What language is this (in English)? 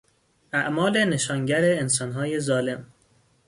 Persian